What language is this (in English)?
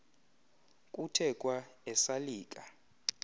Xhosa